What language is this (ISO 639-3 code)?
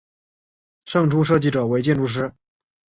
zho